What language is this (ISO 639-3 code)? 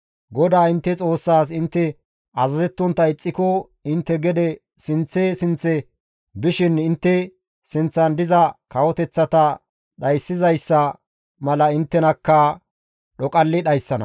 gmv